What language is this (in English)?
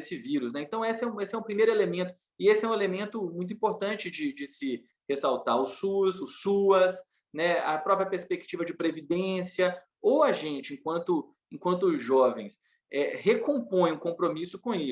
Portuguese